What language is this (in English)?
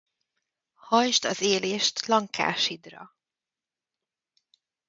Hungarian